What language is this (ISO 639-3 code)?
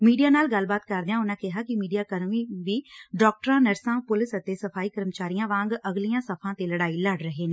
pan